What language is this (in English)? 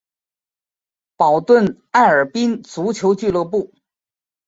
Chinese